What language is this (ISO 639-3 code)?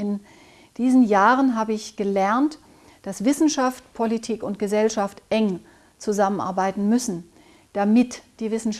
deu